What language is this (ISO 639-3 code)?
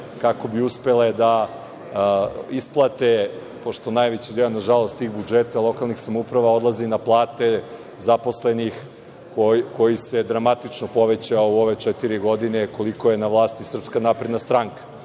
srp